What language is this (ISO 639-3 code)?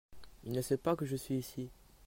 fra